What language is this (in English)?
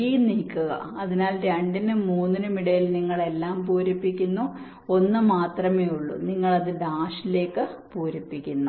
Malayalam